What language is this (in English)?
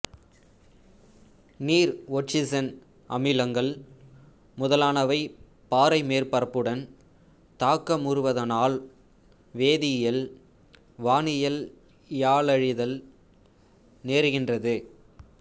Tamil